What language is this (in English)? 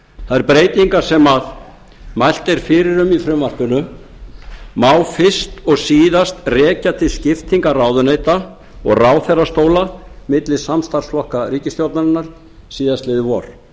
Icelandic